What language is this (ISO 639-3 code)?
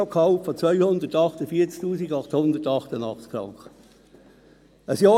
gsw